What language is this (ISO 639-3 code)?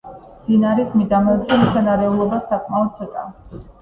kat